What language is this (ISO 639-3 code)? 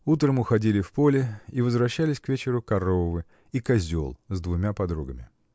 rus